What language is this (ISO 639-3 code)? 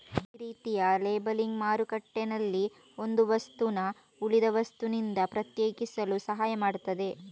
kan